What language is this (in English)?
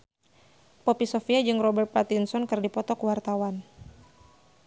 Sundanese